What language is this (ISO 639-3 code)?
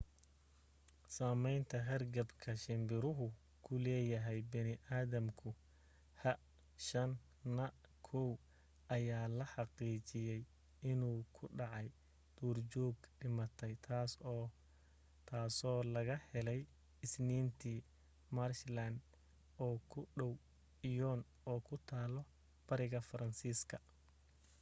som